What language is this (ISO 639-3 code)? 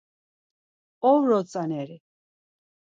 lzz